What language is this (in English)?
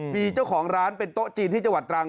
Thai